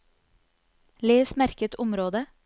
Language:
Norwegian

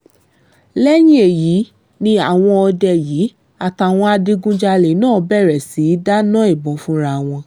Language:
Yoruba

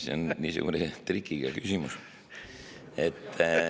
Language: Estonian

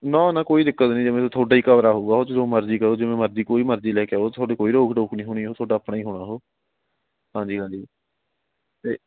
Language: Punjabi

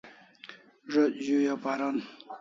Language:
Kalasha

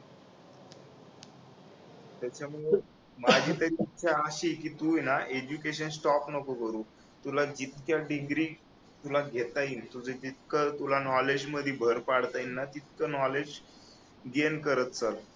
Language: Marathi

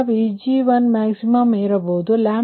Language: Kannada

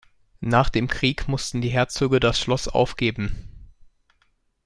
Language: German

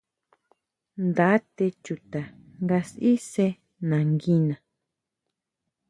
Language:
Huautla Mazatec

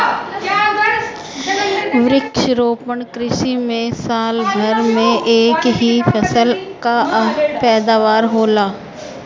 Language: Bhojpuri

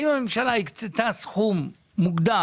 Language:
Hebrew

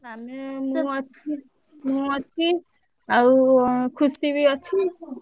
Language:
Odia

